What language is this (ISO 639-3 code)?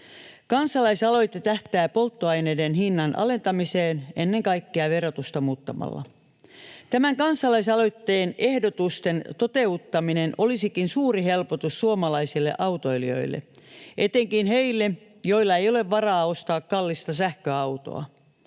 fin